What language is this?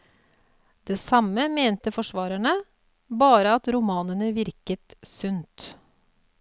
Norwegian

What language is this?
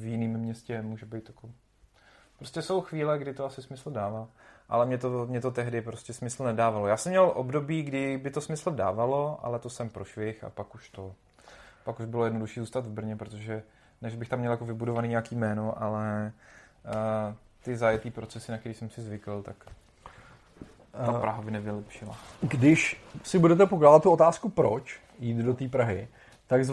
Czech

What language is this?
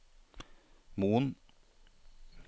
Norwegian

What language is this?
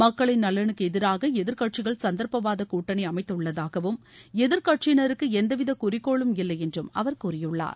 Tamil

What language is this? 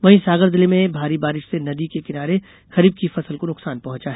Hindi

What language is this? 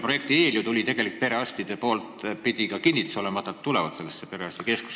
Estonian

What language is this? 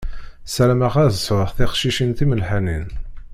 Kabyle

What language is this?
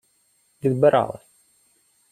Ukrainian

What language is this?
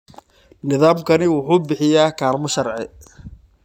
Somali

